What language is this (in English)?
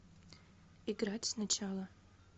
Russian